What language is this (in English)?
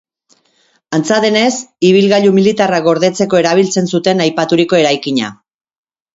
Basque